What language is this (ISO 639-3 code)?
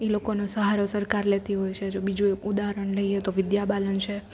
guj